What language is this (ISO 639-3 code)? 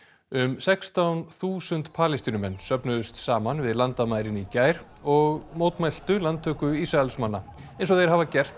isl